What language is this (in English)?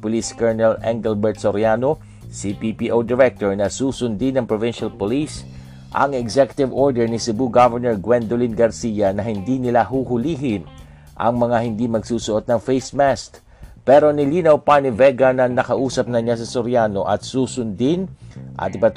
Filipino